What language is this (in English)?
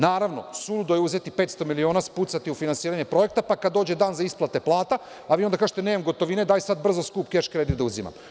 Serbian